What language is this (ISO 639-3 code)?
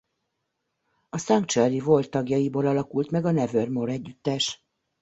hun